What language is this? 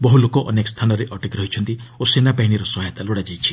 Odia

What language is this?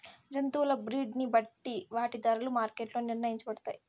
Telugu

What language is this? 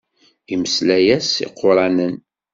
Kabyle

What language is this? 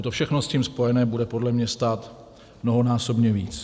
Czech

